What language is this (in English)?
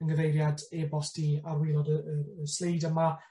Welsh